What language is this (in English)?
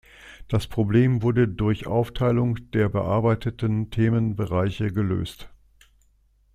German